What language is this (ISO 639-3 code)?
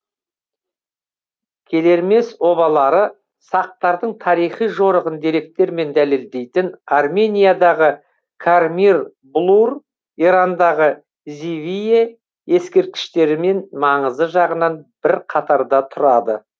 kaz